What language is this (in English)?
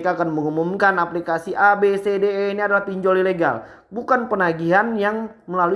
Indonesian